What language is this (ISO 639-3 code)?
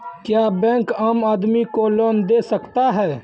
mai